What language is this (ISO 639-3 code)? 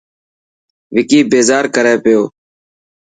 mki